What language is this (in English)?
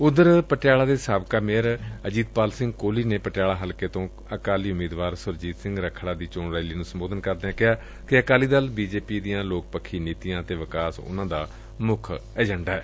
Punjabi